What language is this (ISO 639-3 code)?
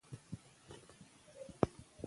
pus